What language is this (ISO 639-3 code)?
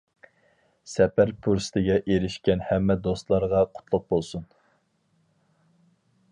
uig